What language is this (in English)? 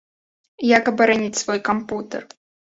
Belarusian